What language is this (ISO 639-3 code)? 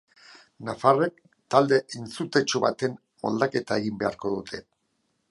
eus